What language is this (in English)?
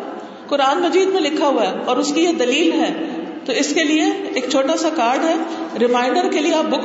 Urdu